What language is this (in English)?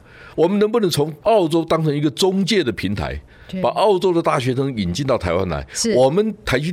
Chinese